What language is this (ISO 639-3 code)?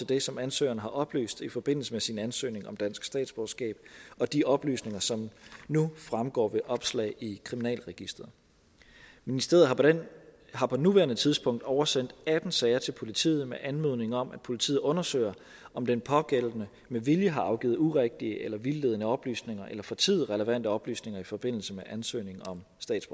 dan